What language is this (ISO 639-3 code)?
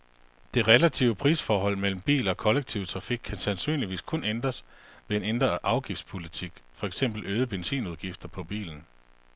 dan